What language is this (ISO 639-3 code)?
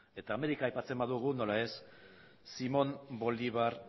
eus